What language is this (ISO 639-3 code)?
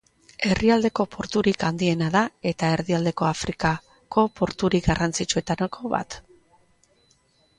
eus